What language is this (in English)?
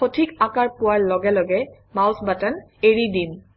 Assamese